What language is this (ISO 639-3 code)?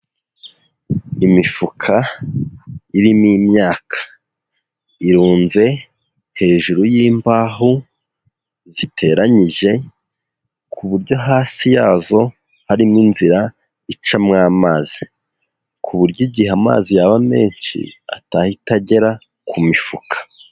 kin